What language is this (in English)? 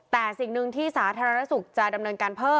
Thai